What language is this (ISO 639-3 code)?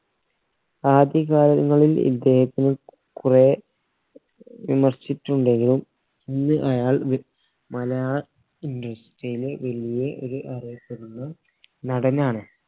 mal